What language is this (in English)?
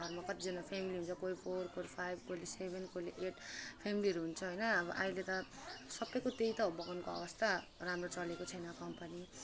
Nepali